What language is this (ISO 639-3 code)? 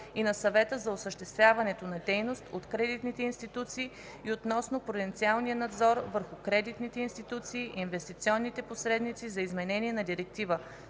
bul